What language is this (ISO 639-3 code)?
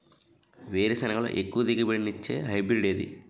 tel